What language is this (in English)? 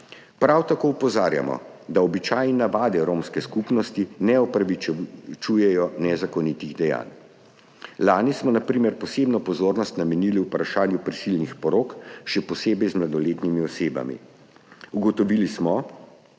Slovenian